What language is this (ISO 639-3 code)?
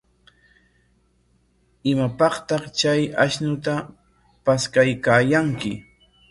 qwa